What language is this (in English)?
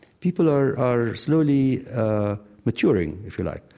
English